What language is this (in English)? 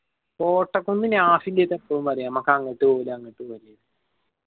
Malayalam